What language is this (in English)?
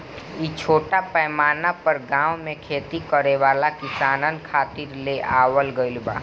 Bhojpuri